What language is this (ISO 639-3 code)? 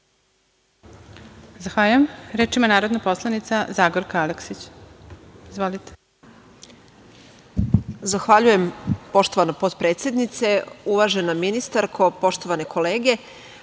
srp